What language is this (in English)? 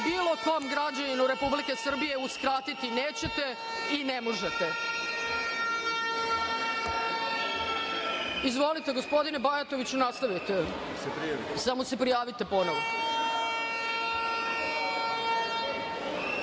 Serbian